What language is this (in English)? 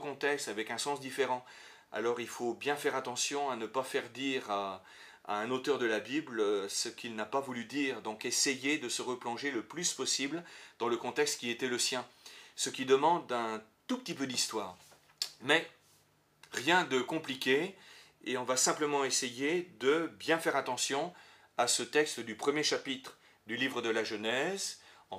French